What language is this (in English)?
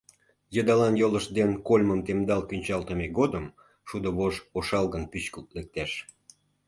Mari